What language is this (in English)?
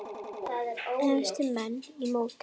Icelandic